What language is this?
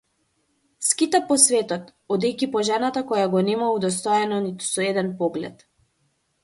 Macedonian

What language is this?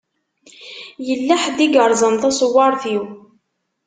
Kabyle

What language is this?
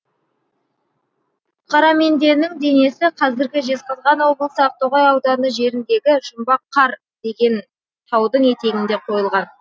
Kazakh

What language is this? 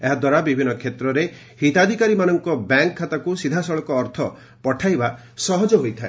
Odia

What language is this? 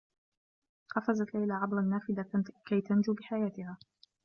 Arabic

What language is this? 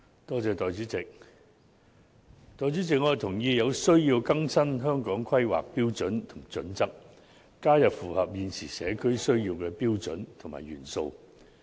Cantonese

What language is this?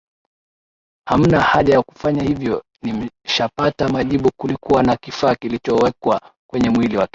Swahili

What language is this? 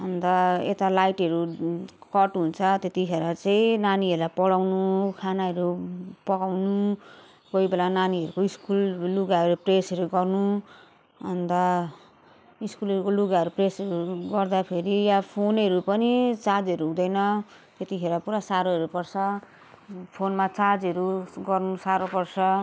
Nepali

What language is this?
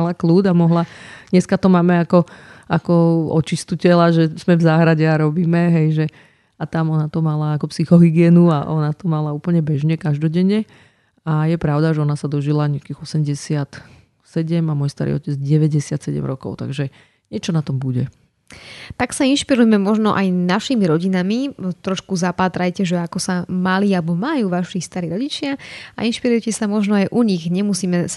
Slovak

